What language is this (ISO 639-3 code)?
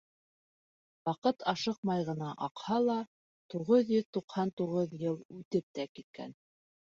bak